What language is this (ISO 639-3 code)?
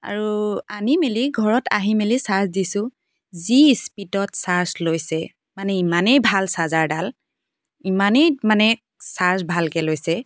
asm